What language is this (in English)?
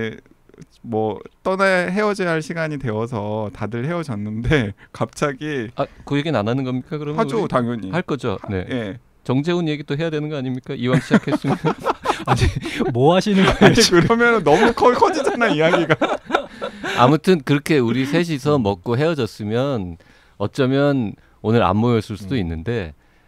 Korean